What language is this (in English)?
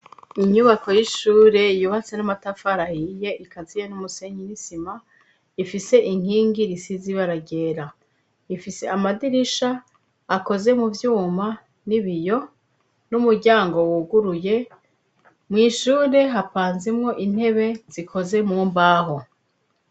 Rundi